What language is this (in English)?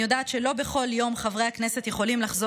Hebrew